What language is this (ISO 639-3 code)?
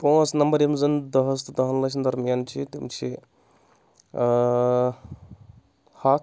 kas